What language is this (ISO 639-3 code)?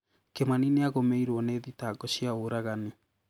kik